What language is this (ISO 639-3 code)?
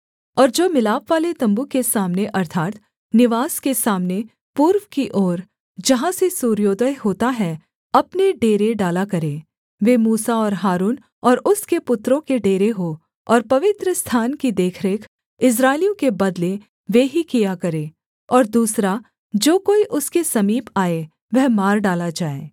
hin